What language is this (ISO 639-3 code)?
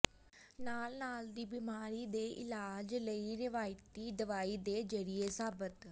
pan